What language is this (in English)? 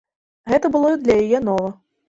Belarusian